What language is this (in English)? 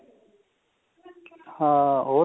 Punjabi